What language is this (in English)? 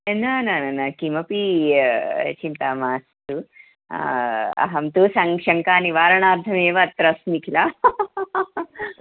Sanskrit